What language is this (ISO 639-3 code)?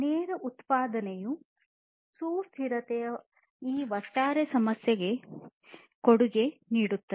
kan